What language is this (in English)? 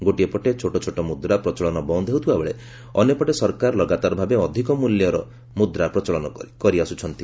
Odia